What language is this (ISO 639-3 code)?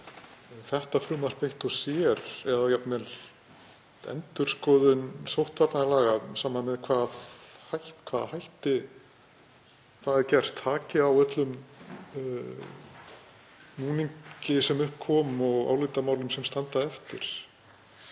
isl